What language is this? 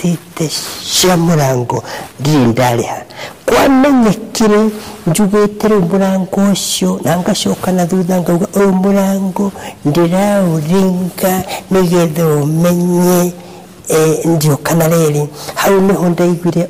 Swahili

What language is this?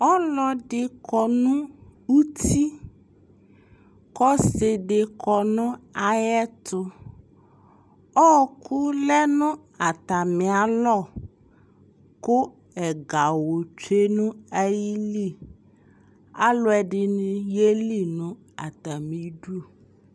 Ikposo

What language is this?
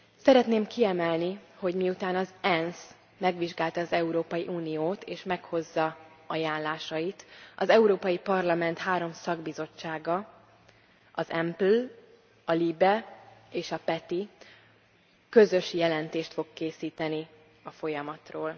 Hungarian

